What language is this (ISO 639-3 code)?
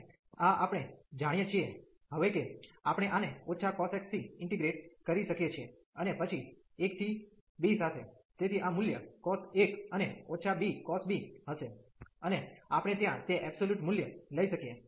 guj